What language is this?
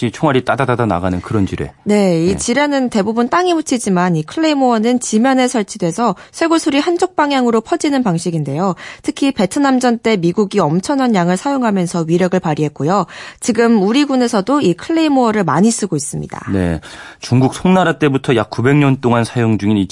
Korean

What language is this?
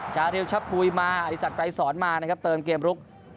Thai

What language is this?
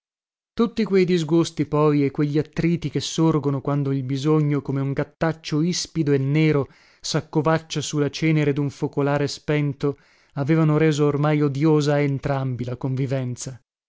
Italian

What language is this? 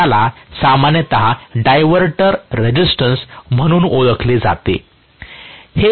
Marathi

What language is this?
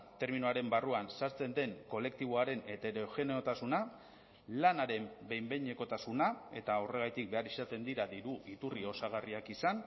Basque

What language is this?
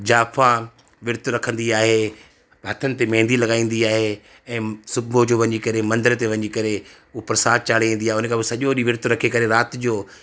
Sindhi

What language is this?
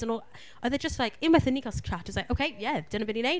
Welsh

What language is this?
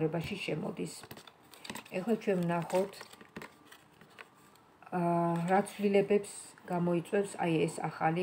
Romanian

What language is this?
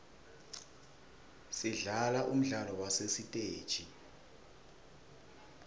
Swati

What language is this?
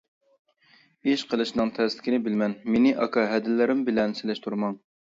Uyghur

